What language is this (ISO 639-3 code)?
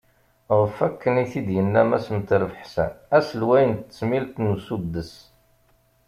kab